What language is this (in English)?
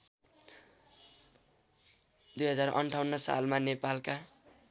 Nepali